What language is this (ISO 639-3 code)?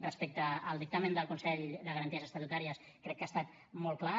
cat